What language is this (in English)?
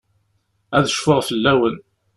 Kabyle